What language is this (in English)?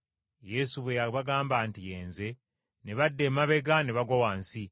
Ganda